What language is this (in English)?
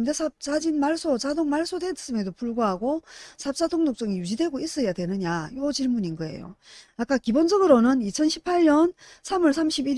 Korean